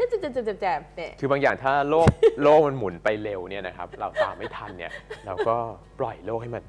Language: Thai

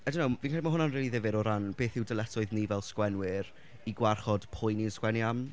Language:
Welsh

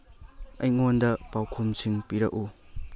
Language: Manipuri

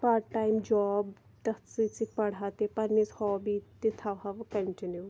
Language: Kashmiri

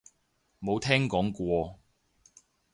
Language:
Cantonese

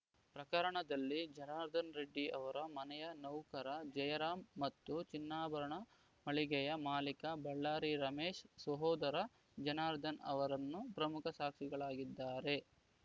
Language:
Kannada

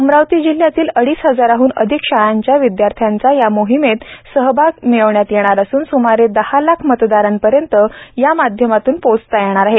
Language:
Marathi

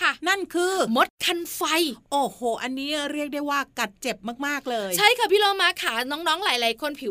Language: Thai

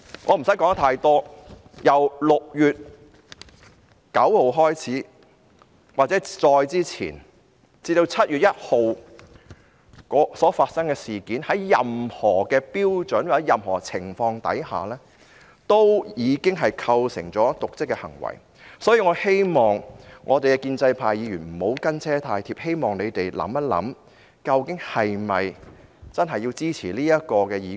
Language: Cantonese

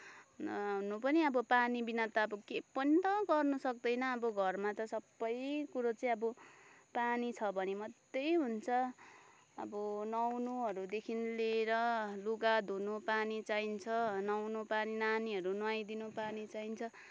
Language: Nepali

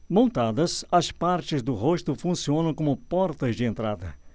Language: Portuguese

